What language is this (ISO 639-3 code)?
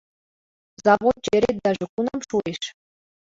chm